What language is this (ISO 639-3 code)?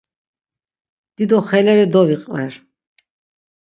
lzz